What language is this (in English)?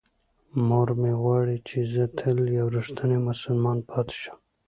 Pashto